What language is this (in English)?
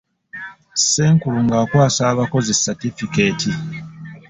Ganda